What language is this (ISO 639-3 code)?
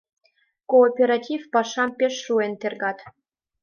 chm